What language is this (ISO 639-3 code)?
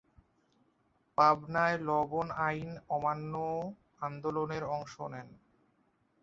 ben